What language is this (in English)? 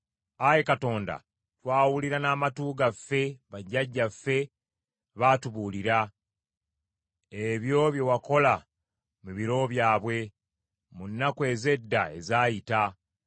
Ganda